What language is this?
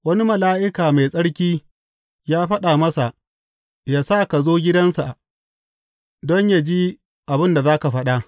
Hausa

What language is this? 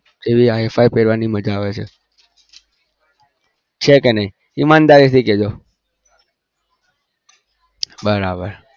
Gujarati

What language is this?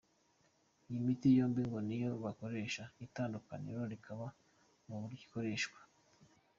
Kinyarwanda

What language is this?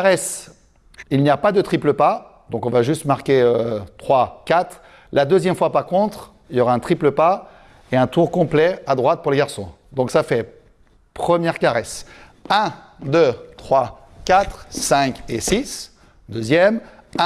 French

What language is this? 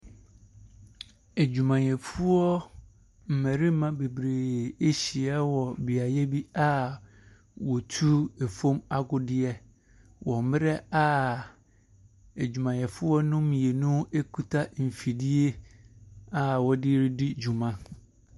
Akan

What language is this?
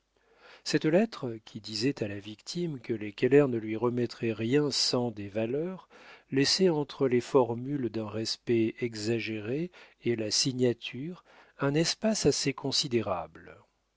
French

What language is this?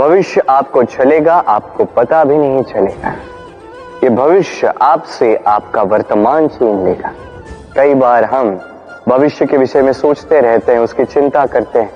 Hindi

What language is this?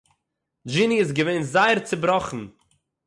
Yiddish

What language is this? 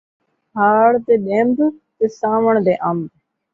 Saraiki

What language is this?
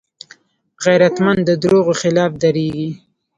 Pashto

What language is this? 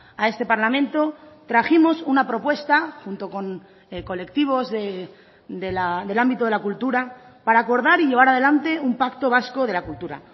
Spanish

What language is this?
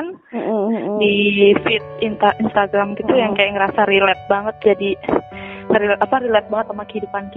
Indonesian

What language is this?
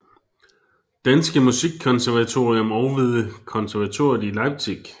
Danish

